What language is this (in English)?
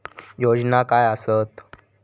Marathi